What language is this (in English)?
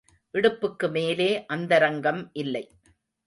Tamil